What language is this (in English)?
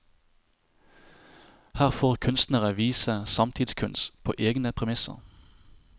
Norwegian